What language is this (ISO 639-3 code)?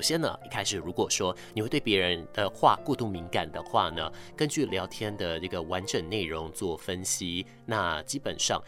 zho